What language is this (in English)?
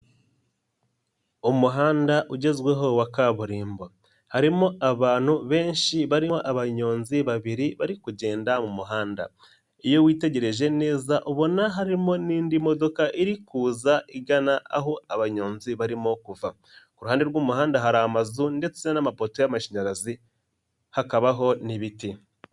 Kinyarwanda